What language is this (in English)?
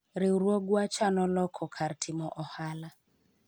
Luo (Kenya and Tanzania)